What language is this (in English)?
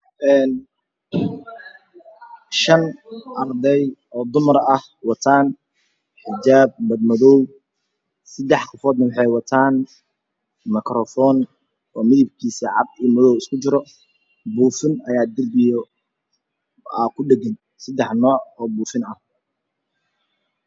Somali